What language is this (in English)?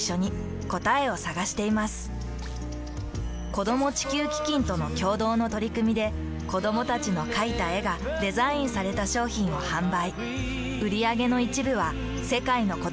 Japanese